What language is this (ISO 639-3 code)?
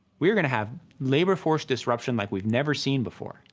eng